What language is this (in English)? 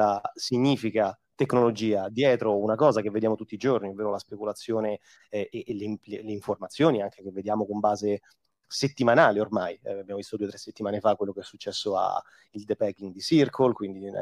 Italian